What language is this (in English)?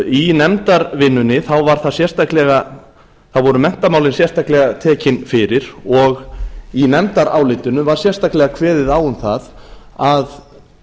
Icelandic